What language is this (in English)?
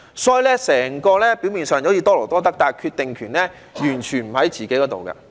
Cantonese